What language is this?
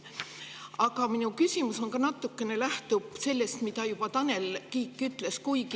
Estonian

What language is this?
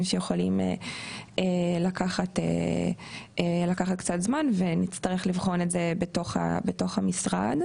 Hebrew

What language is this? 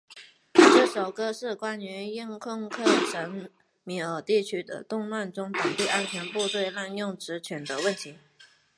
Chinese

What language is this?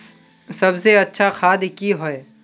Magahi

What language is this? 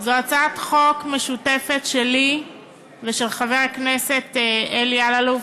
Hebrew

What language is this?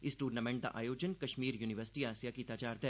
Dogri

